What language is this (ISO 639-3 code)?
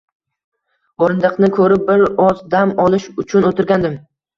uzb